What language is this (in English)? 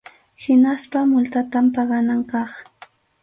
Arequipa-La Unión Quechua